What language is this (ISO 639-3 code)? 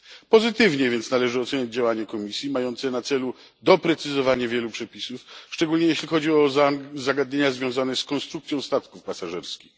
pol